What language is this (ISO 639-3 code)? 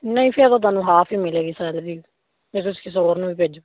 pan